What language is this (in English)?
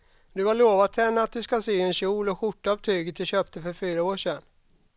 Swedish